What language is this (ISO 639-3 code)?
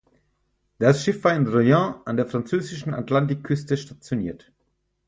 deu